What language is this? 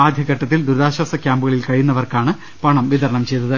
Malayalam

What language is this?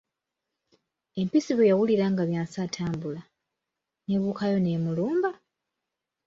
Ganda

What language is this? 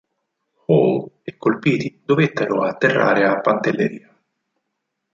Italian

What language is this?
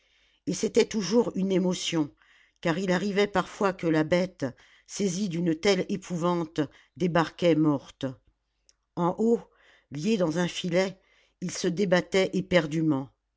French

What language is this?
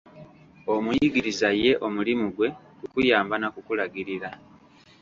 Ganda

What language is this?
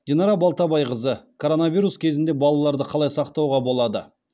Kazakh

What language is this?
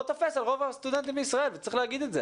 Hebrew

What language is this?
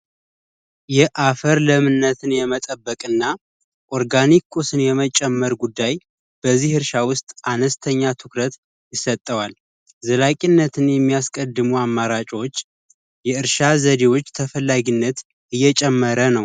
Amharic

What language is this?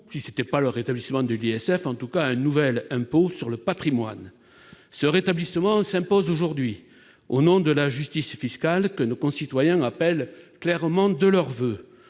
French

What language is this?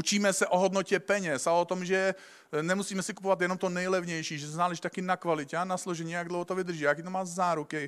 Czech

